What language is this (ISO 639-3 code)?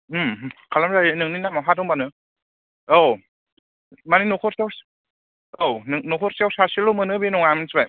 brx